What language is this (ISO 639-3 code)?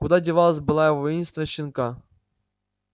rus